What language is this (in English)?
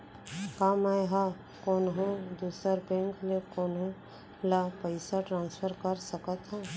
Chhattisgarhi